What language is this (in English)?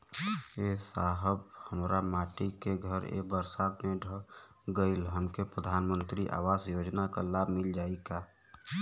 Bhojpuri